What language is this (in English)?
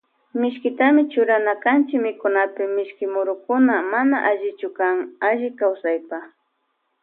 Loja Highland Quichua